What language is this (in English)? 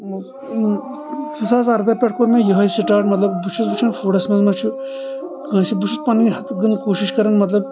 Kashmiri